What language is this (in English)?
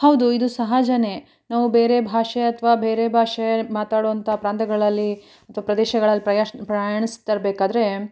Kannada